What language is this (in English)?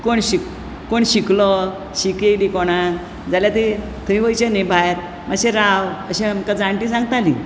Konkani